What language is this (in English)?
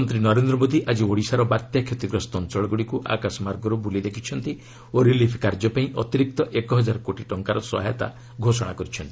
Odia